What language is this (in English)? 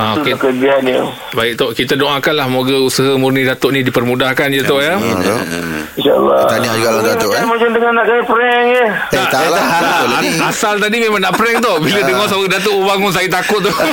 Malay